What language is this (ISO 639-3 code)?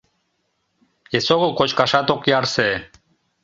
chm